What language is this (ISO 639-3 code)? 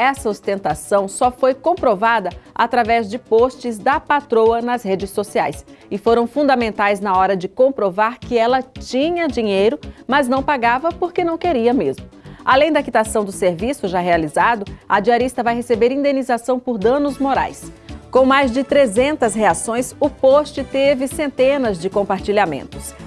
por